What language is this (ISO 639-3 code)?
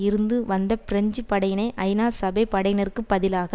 tam